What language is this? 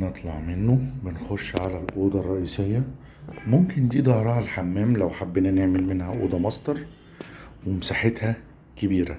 Arabic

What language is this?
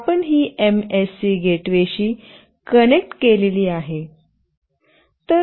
Marathi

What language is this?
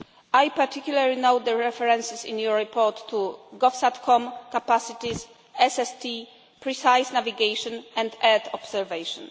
English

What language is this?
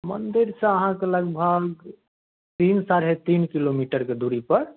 Maithili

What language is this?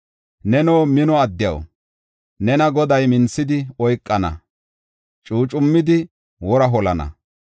Gofa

